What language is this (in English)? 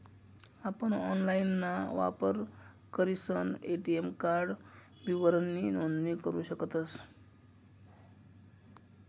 Marathi